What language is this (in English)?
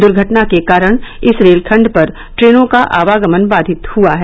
Hindi